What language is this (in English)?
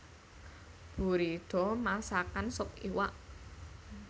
Javanese